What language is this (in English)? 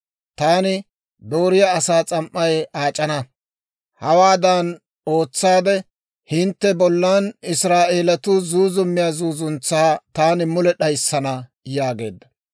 Dawro